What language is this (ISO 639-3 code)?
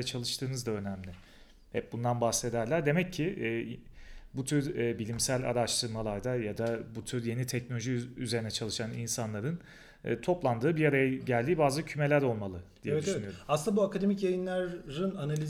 tur